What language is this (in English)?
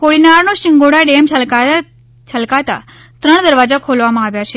Gujarati